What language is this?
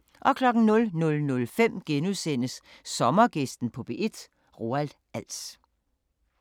Danish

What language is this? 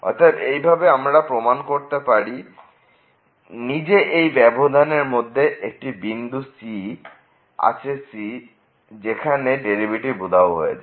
Bangla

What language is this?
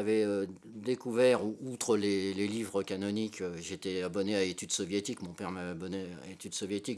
French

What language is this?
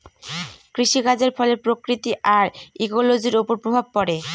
Bangla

